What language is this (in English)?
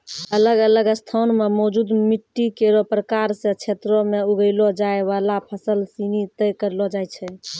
Maithili